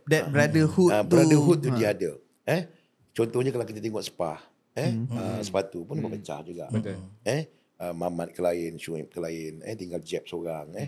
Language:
Malay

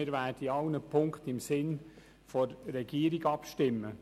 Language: Swiss German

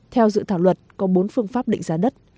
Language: Vietnamese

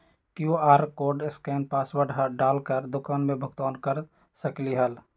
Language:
Magahi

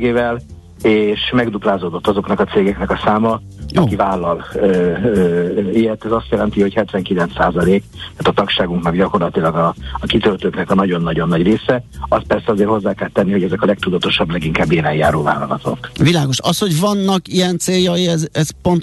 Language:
Hungarian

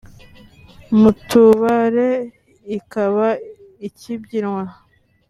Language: Kinyarwanda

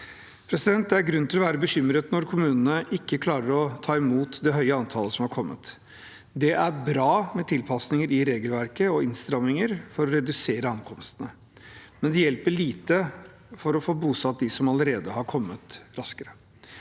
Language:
Norwegian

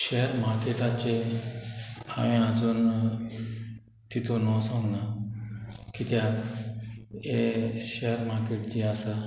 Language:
Konkani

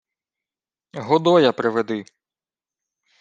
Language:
Ukrainian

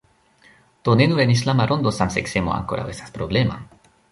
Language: Esperanto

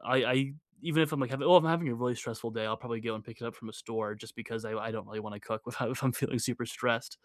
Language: English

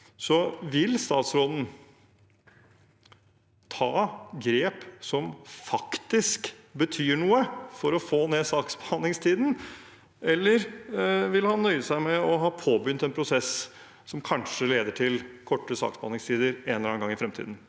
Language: Norwegian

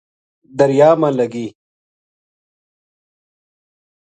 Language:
Gujari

